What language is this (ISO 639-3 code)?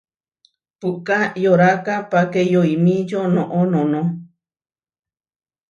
var